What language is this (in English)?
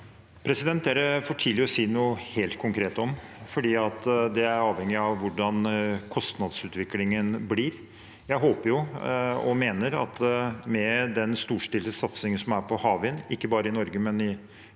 Norwegian